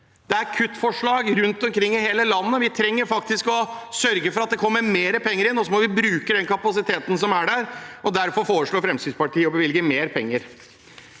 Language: Norwegian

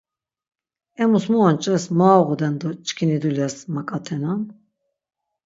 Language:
Laz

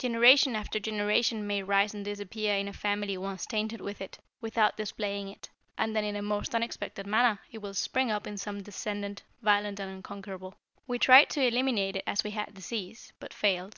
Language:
English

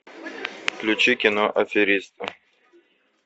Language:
Russian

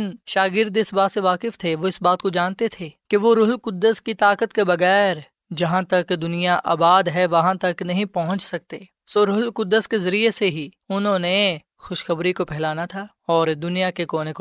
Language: Urdu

